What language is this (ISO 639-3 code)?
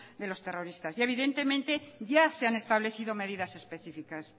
spa